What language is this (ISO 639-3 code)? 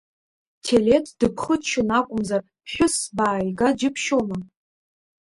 abk